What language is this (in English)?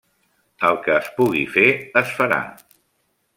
Catalan